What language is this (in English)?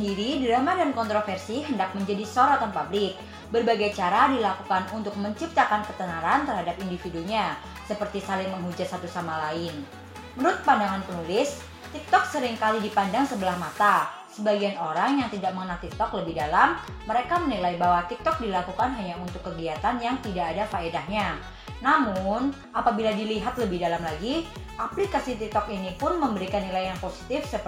Indonesian